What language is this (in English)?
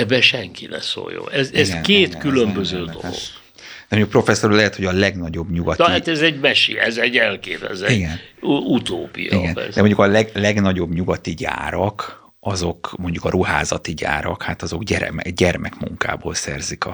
Hungarian